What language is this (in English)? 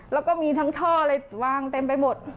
Thai